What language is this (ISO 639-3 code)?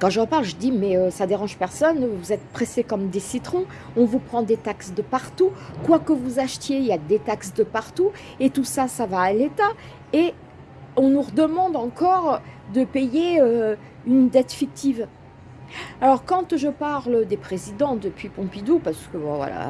fra